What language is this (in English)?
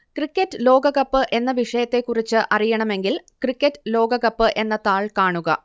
Malayalam